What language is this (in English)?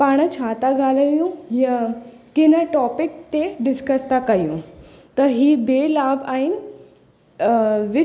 Sindhi